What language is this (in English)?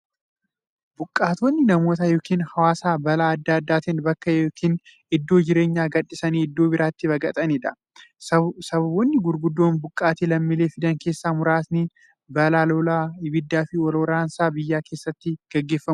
Oromo